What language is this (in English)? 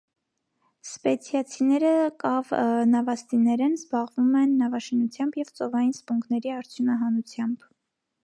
Armenian